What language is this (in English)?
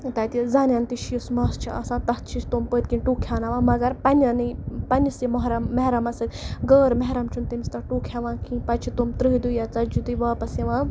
Kashmiri